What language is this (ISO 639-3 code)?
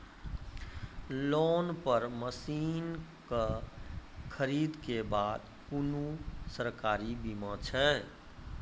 mai